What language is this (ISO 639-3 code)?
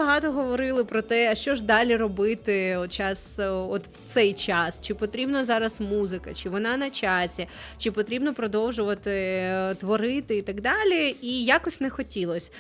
ukr